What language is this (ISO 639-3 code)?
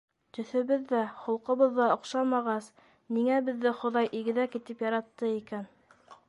bak